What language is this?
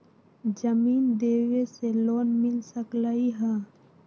Magahi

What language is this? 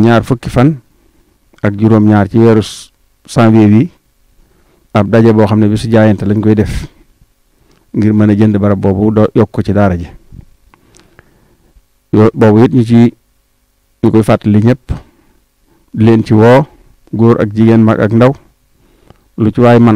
Arabic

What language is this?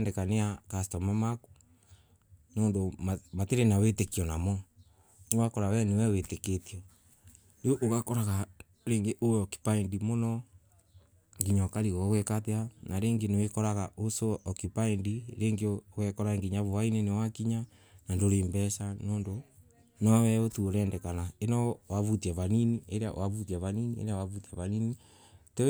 Embu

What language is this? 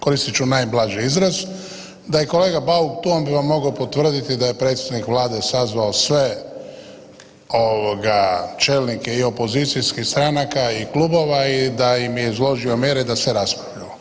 Croatian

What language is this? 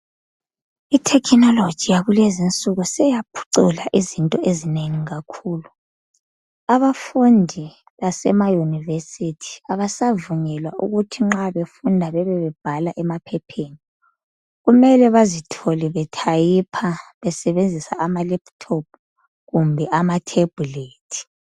North Ndebele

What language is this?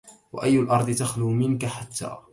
Arabic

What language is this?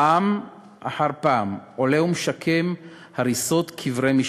Hebrew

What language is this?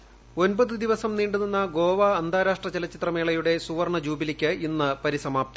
Malayalam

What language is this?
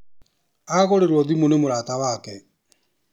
Kikuyu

